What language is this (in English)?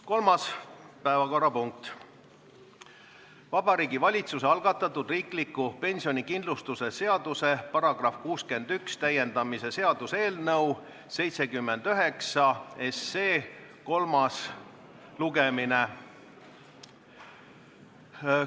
Estonian